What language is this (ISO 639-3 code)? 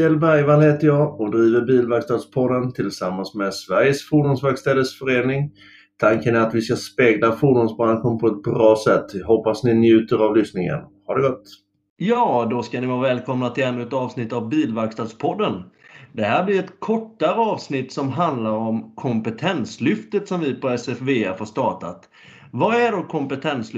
swe